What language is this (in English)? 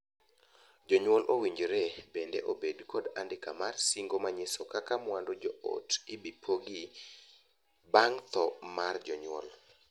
Luo (Kenya and Tanzania)